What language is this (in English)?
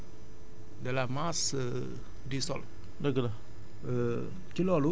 Wolof